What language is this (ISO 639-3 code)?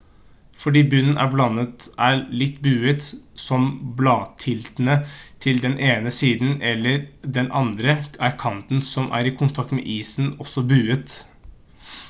nob